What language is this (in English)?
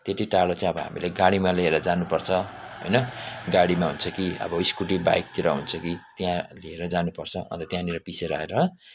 Nepali